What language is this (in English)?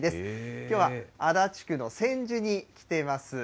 Japanese